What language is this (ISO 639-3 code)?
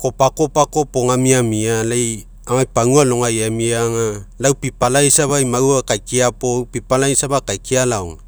mek